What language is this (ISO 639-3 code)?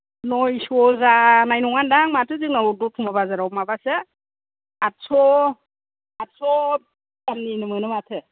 brx